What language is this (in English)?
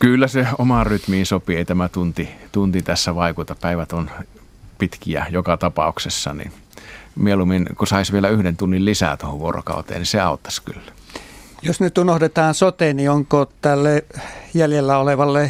Finnish